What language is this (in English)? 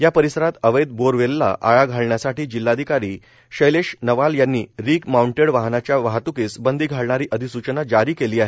Marathi